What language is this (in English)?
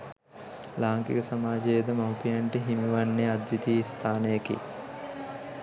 Sinhala